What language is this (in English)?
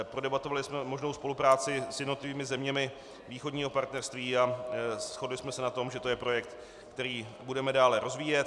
Czech